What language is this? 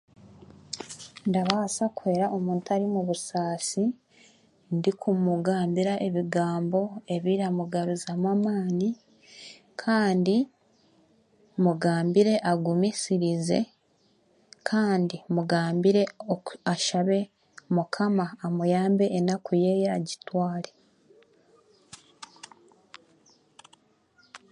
Chiga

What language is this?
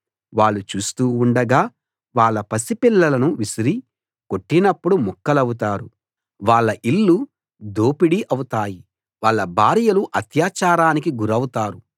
Telugu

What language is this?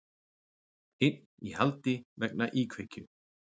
Icelandic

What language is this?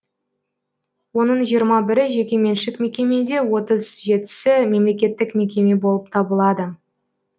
Kazakh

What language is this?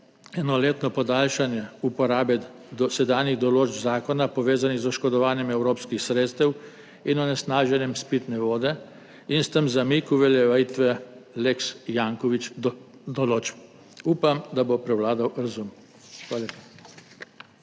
Slovenian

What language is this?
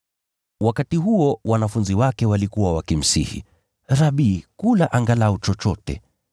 Swahili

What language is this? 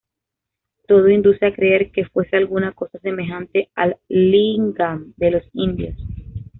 Spanish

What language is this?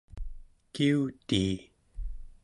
Central Yupik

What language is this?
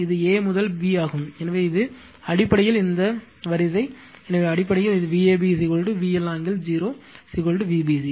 Tamil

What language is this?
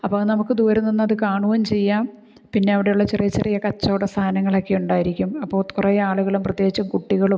Malayalam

